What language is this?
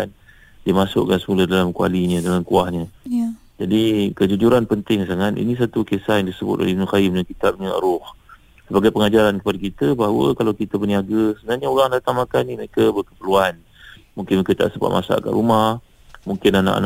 Malay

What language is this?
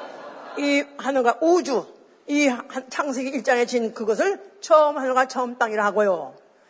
Korean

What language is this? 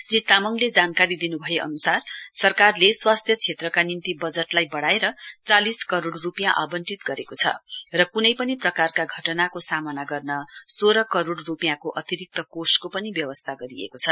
Nepali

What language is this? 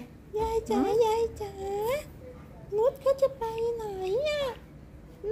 Thai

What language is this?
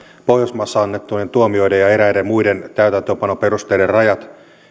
Finnish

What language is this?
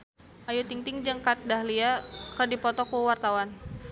Sundanese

